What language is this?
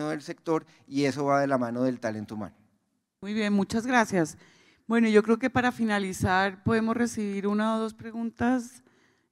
Spanish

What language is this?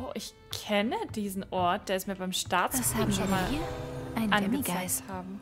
German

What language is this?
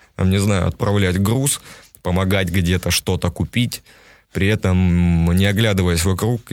Russian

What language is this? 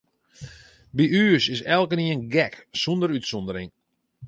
Western Frisian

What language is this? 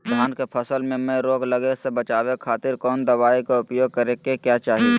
Magahi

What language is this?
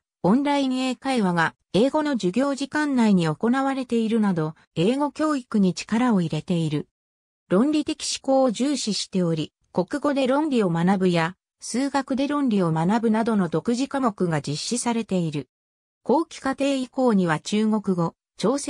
Japanese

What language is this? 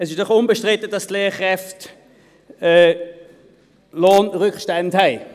Swiss German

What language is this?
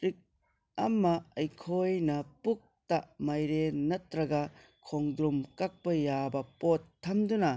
Manipuri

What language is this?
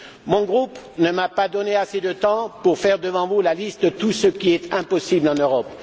French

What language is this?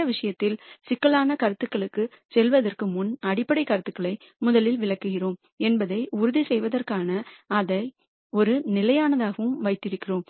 Tamil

